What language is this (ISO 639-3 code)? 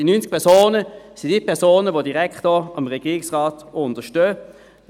gsw